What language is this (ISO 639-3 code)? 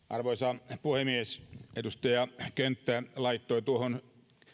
fin